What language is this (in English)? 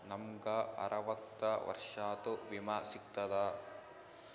Kannada